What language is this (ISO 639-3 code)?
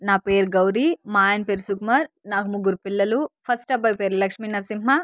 tel